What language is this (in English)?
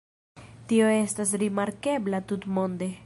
Esperanto